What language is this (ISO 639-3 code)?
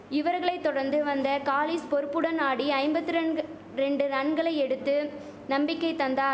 tam